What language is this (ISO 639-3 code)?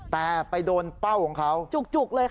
tha